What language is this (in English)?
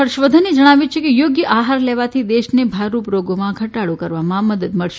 Gujarati